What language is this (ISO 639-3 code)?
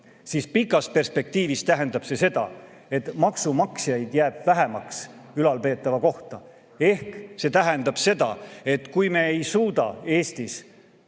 est